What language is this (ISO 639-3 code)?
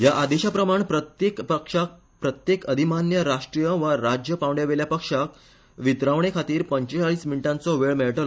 kok